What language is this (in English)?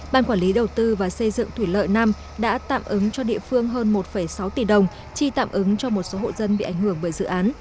Vietnamese